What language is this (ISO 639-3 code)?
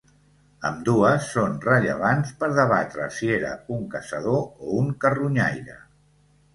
cat